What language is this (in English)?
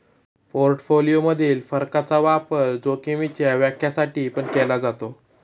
Marathi